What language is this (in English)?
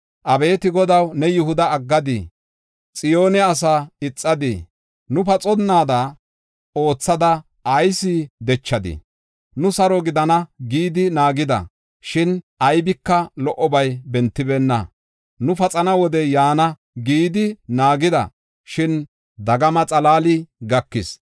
Gofa